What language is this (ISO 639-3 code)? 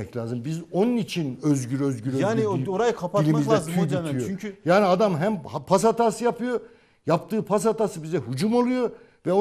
tur